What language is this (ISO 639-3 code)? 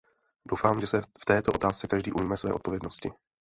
ces